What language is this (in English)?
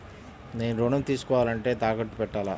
Telugu